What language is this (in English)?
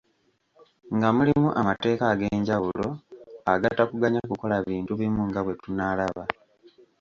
Ganda